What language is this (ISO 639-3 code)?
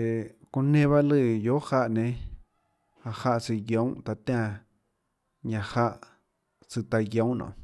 ctl